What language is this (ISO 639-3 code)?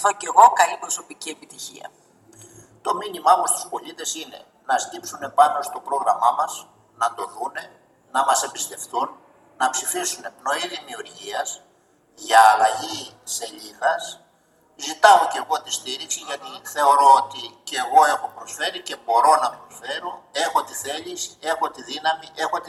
ell